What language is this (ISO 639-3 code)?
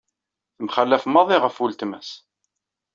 kab